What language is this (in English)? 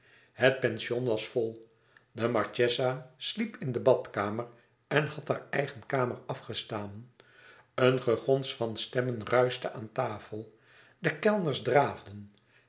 Dutch